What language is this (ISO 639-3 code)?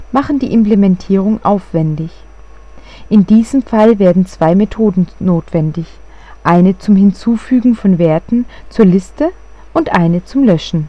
deu